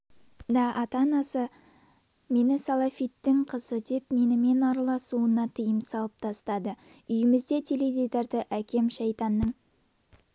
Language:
Kazakh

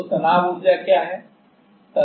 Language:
Hindi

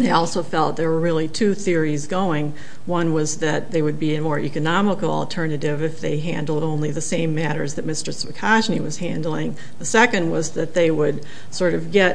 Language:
English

